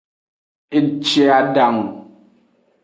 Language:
Aja (Benin)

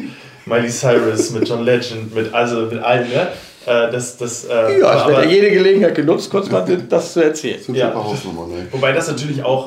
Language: German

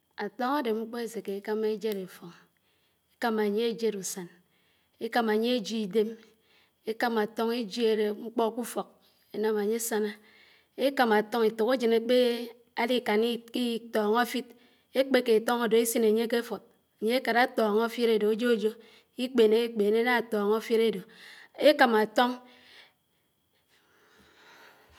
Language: Anaang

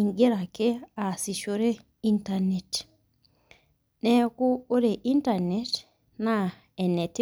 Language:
Masai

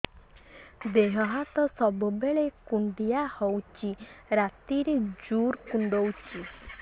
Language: Odia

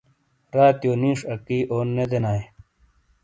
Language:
Shina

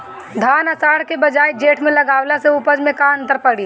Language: Bhojpuri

